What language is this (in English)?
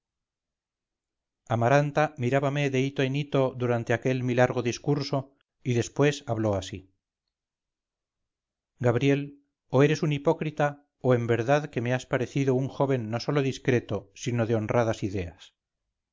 Spanish